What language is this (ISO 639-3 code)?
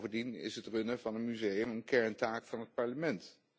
nld